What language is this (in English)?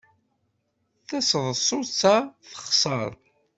Kabyle